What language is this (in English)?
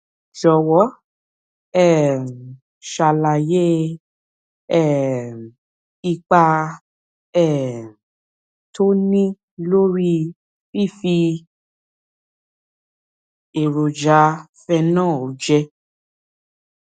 Yoruba